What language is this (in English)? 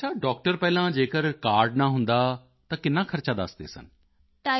Punjabi